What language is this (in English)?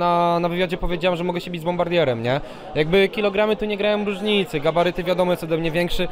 Polish